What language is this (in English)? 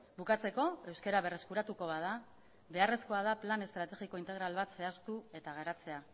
Basque